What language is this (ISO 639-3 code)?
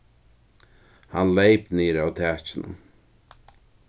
fao